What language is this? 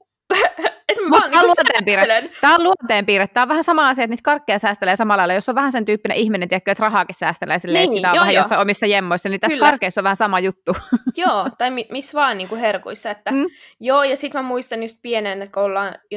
Finnish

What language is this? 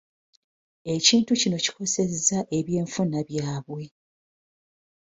Ganda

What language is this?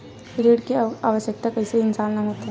Chhattisgarhi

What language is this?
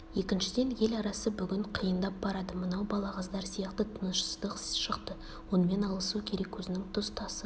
Kazakh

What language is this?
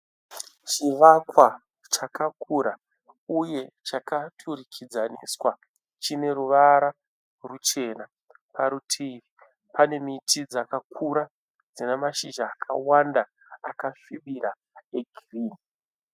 Shona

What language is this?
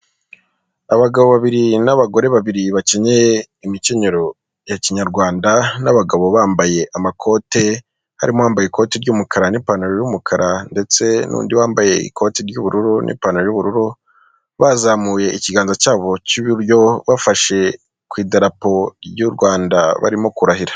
Kinyarwanda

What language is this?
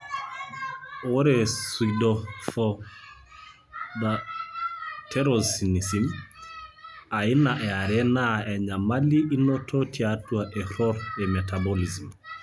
Masai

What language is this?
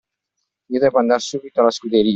Italian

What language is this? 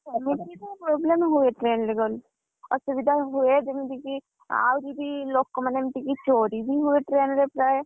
Odia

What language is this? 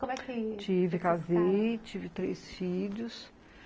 Portuguese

